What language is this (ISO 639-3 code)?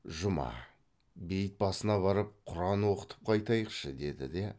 kaz